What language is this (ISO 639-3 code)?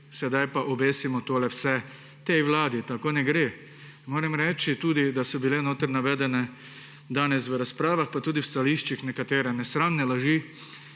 slv